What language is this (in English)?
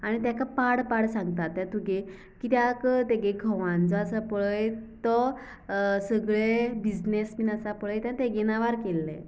Konkani